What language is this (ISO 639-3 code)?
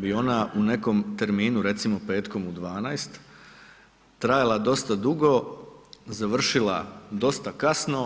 hrv